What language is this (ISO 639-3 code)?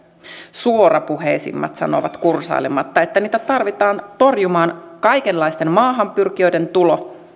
fin